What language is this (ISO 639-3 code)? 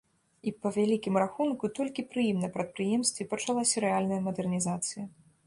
bel